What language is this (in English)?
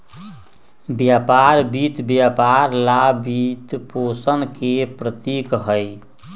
Magahi